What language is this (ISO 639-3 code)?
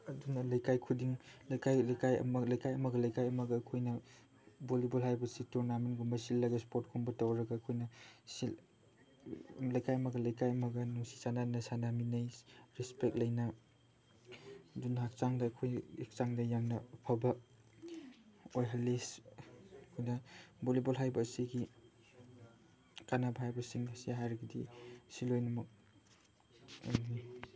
mni